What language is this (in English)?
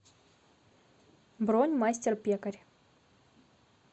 Russian